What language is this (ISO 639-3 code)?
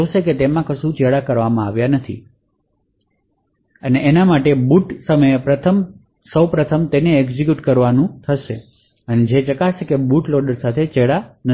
guj